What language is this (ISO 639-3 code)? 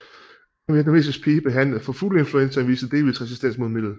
dan